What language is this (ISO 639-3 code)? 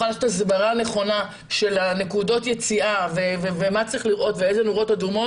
heb